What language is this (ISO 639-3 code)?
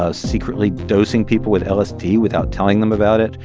eng